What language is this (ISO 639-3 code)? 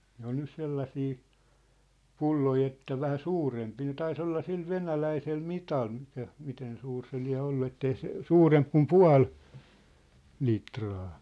fin